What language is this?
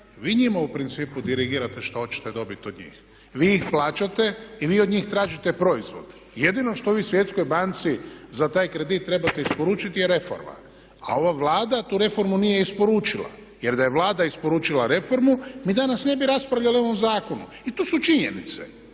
Croatian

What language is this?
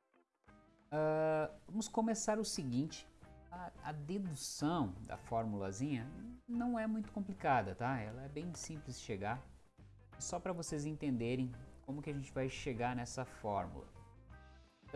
Portuguese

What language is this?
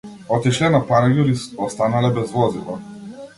Macedonian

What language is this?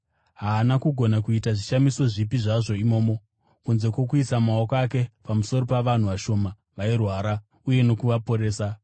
Shona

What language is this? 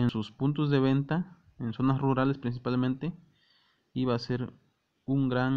Spanish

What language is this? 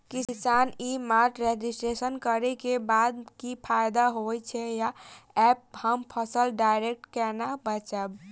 Maithili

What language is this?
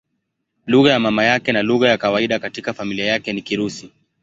Swahili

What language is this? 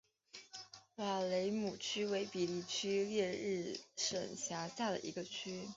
Chinese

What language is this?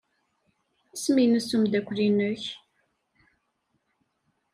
Kabyle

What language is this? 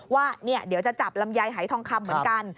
Thai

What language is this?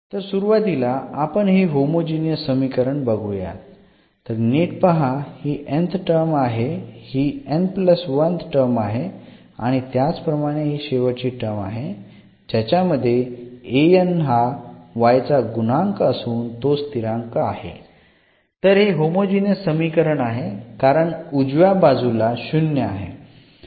Marathi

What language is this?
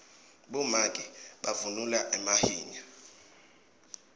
Swati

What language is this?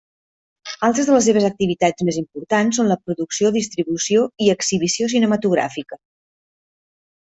Catalan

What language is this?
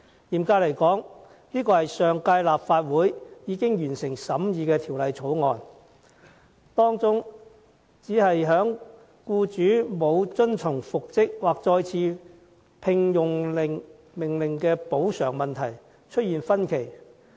Cantonese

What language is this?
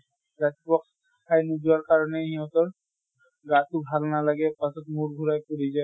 Assamese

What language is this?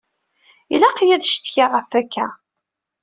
Kabyle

